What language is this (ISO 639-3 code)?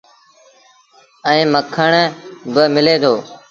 sbn